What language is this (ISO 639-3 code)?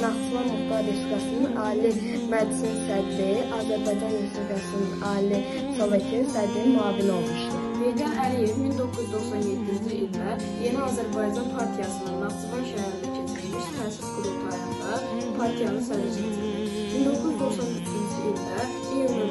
tur